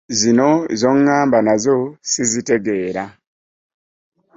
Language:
Ganda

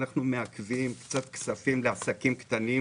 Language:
Hebrew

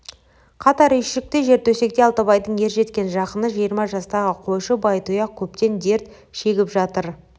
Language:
Kazakh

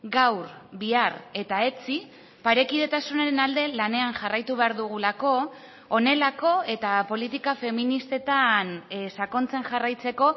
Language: Basque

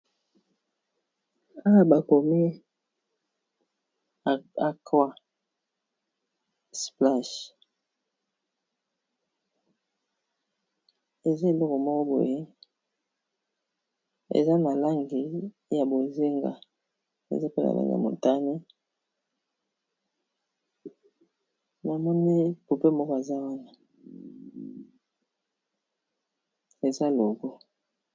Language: Lingala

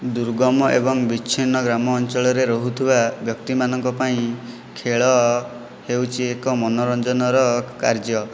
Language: Odia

